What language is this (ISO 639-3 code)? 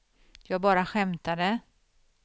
swe